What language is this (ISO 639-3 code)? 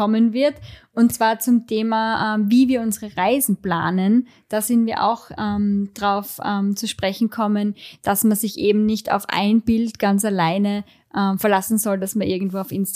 deu